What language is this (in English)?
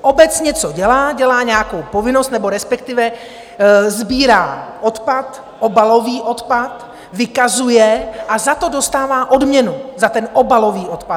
Czech